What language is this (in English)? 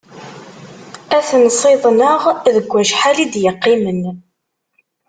Kabyle